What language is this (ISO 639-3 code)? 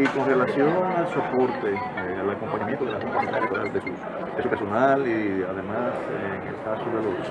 spa